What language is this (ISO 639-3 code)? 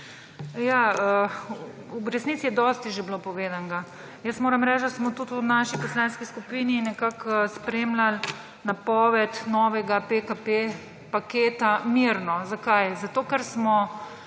slv